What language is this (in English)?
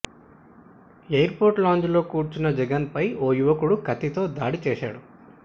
Telugu